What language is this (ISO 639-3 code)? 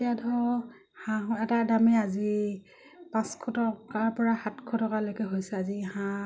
asm